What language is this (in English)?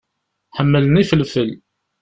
Kabyle